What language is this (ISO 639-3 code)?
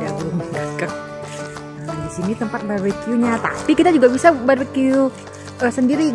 ind